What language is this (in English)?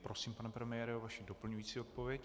Czech